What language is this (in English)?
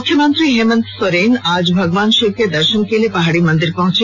Hindi